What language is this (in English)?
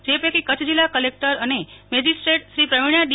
Gujarati